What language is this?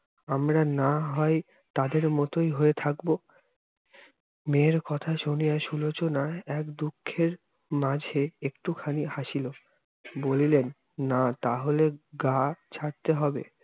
Bangla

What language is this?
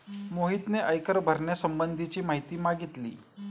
Marathi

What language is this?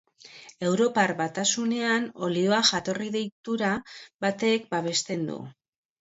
Basque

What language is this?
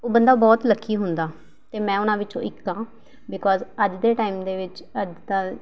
Punjabi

